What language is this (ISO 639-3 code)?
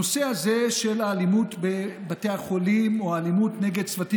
heb